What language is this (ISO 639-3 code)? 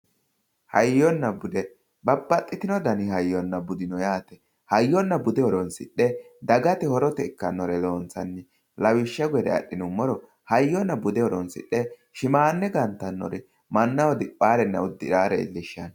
sid